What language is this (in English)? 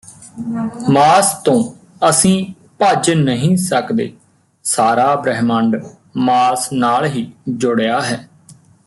Punjabi